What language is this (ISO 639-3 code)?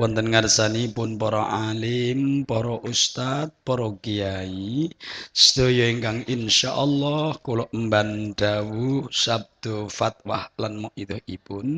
ind